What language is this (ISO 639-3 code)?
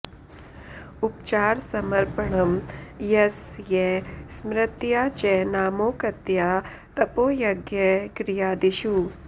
san